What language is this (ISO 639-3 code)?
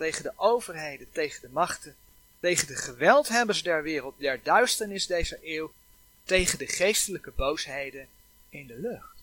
nld